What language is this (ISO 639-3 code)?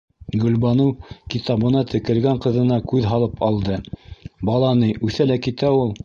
bak